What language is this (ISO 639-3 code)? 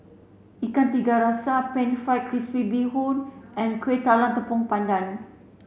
eng